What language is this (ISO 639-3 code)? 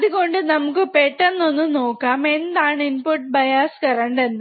mal